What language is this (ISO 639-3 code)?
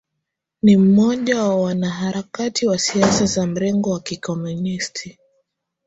swa